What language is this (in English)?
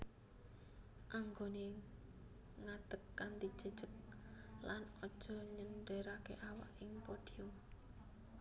Javanese